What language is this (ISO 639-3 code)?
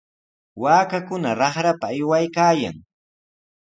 qws